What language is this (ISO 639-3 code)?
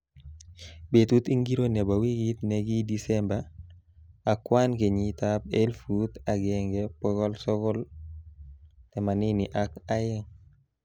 kln